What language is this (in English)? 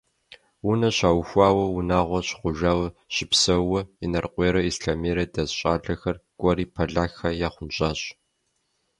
Kabardian